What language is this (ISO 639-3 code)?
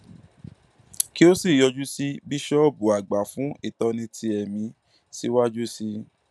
yor